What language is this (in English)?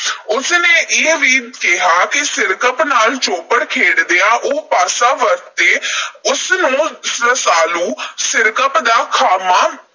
Punjabi